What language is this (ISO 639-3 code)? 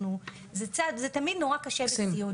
heb